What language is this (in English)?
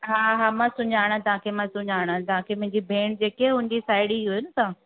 Sindhi